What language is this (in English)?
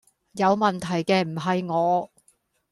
Cantonese